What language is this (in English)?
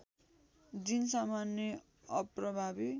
Nepali